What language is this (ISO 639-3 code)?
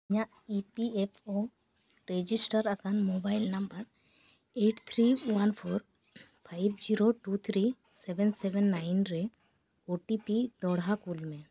sat